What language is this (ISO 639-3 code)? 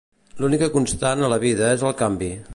cat